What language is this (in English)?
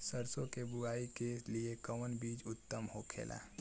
Bhojpuri